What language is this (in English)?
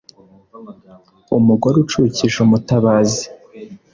Kinyarwanda